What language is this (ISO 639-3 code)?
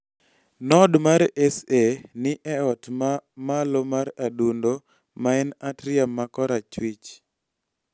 luo